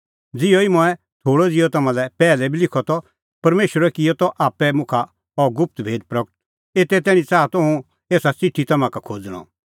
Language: Kullu Pahari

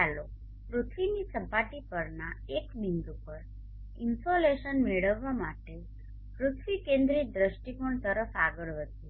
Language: Gujarati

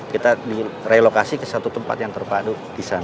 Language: Indonesian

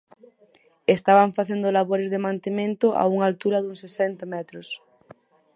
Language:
Galician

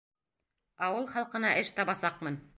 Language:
Bashkir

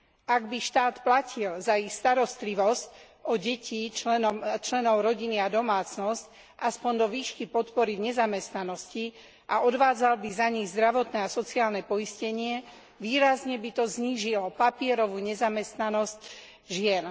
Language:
Slovak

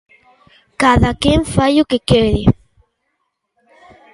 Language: Galician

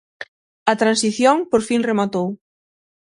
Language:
Galician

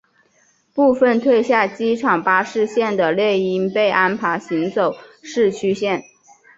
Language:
Chinese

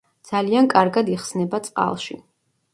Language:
Georgian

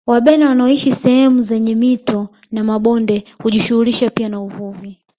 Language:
Swahili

